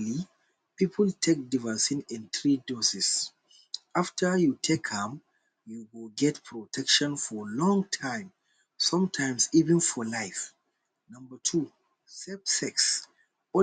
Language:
Nigerian Pidgin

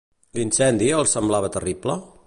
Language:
Catalan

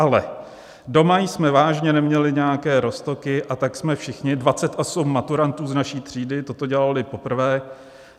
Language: Czech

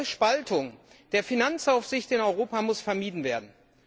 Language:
German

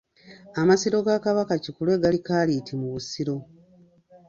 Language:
Ganda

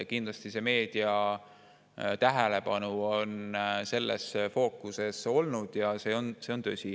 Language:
Estonian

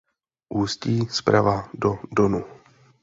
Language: Czech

